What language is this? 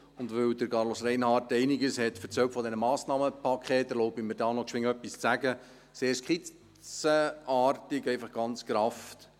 Swiss German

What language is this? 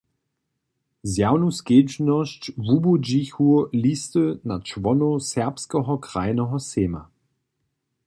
Upper Sorbian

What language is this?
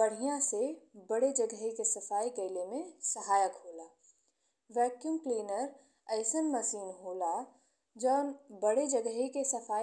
Bhojpuri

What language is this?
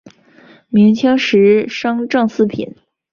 Chinese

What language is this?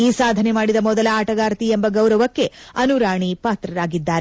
Kannada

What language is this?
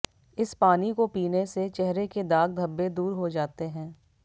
Hindi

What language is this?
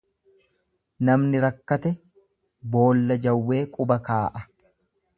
Oromo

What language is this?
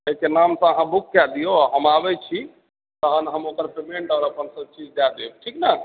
Maithili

